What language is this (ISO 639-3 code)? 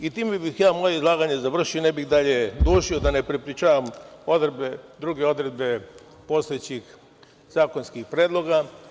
srp